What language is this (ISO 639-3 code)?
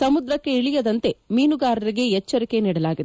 kan